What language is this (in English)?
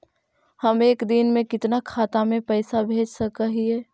Magahi